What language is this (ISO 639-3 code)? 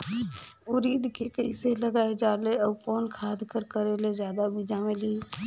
hne